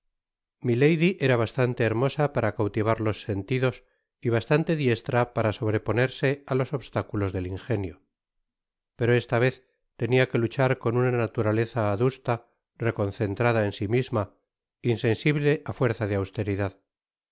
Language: Spanish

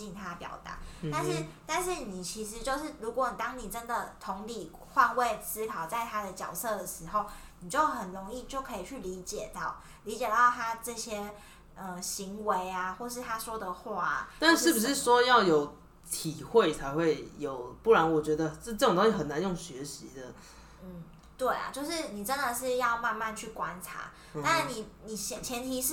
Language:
Chinese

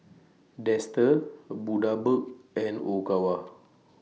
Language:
English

